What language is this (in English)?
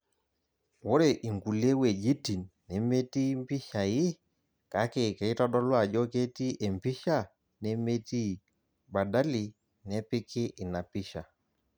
Masai